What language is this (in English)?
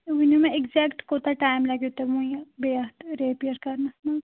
Kashmiri